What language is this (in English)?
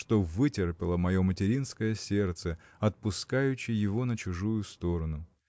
Russian